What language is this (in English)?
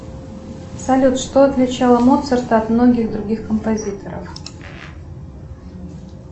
Russian